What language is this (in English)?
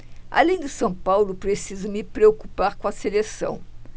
Portuguese